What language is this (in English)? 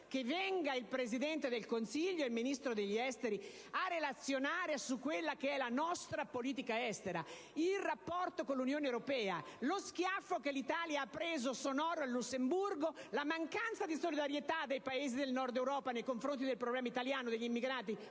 Italian